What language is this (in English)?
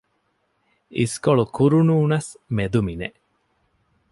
Divehi